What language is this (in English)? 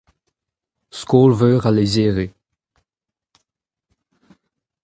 Breton